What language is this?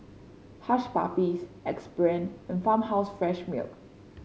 English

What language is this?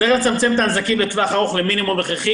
Hebrew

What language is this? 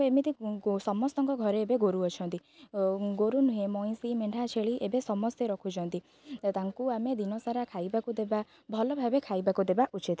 Odia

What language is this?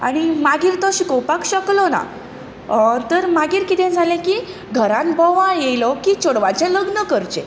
Konkani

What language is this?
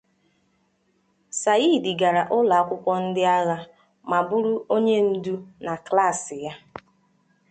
Igbo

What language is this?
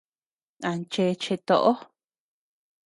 Tepeuxila Cuicatec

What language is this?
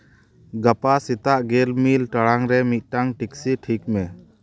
Santali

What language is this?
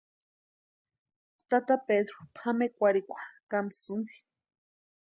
Western Highland Purepecha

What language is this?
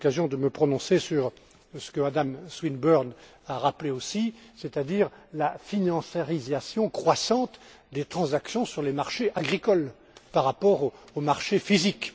French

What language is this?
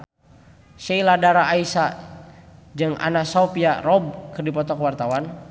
Sundanese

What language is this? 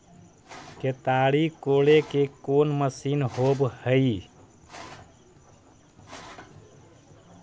Magahi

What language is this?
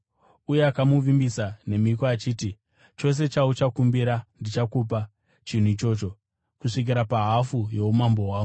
Shona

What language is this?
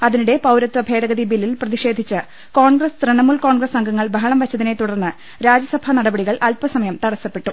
Malayalam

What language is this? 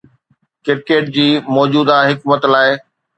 Sindhi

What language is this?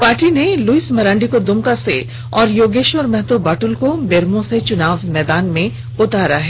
Hindi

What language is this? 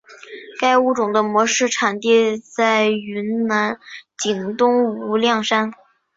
Chinese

